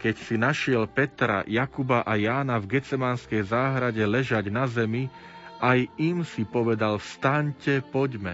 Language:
Slovak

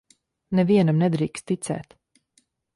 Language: Latvian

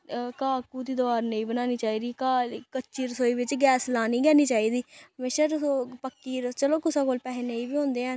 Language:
Dogri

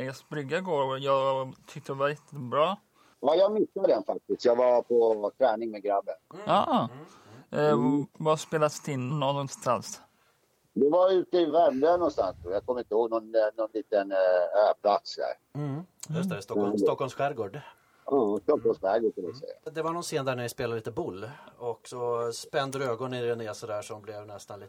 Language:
Swedish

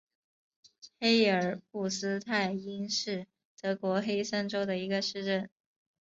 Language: Chinese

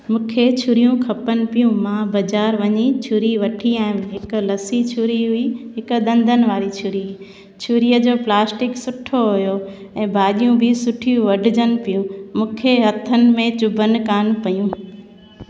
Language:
Sindhi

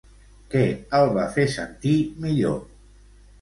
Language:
Catalan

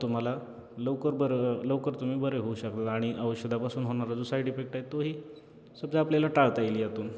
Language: Marathi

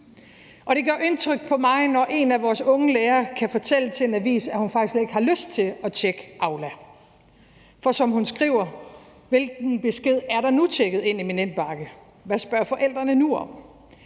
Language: Danish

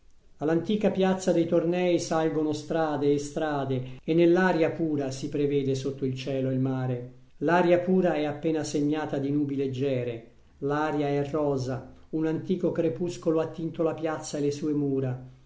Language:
Italian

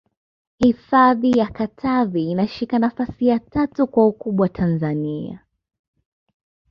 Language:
Swahili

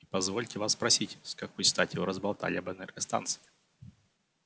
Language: Russian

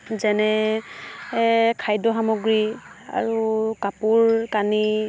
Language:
Assamese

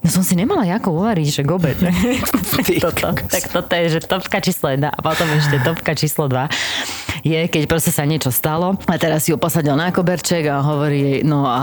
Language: Slovak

